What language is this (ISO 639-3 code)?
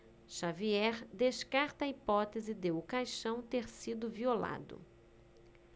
por